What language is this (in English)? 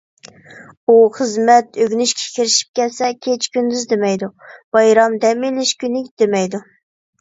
Uyghur